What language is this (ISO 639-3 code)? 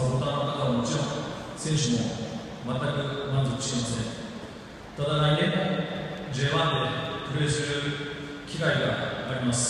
jpn